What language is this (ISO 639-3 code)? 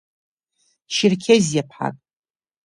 abk